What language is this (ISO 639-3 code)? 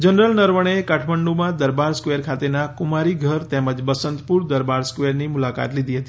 guj